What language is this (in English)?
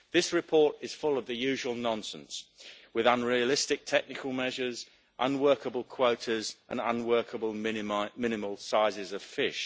English